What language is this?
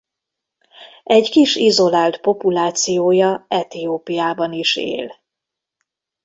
Hungarian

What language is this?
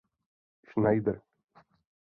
Czech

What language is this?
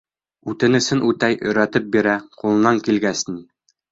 Bashkir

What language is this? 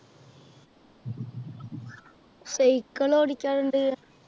Malayalam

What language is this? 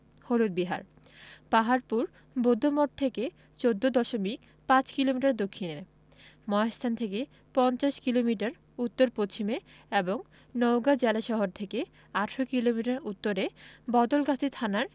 Bangla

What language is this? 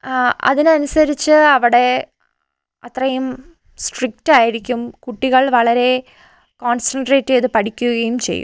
Malayalam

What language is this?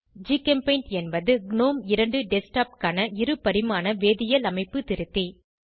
Tamil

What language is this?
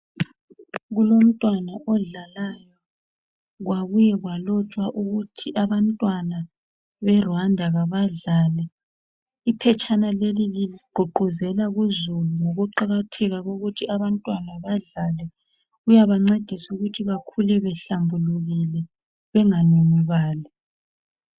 North Ndebele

